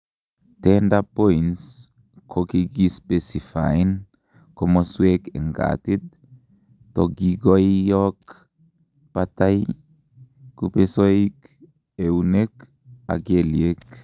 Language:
Kalenjin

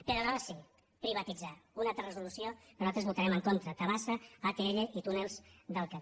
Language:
Catalan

